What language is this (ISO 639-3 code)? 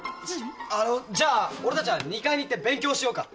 jpn